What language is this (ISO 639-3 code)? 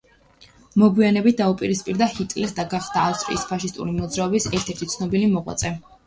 kat